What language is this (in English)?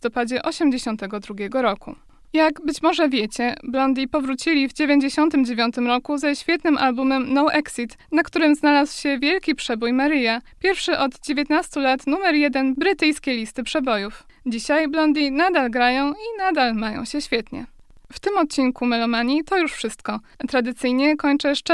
Polish